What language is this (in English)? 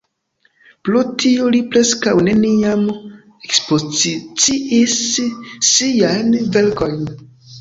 Esperanto